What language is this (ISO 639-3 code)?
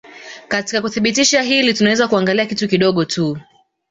swa